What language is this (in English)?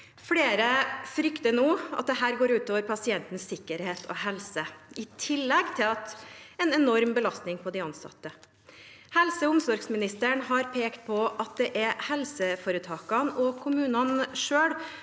Norwegian